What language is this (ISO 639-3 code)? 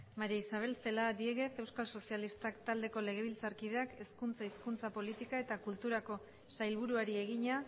eus